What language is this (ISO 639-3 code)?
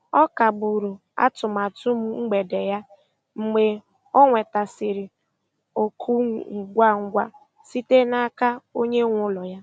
ibo